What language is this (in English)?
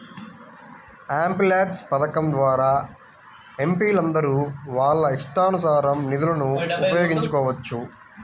Telugu